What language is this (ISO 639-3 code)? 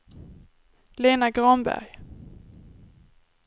swe